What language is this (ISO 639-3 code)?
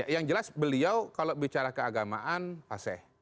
ind